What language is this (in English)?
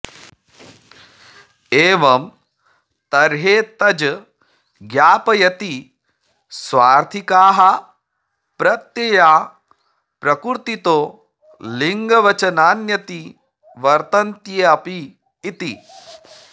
Sanskrit